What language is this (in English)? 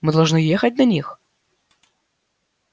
Russian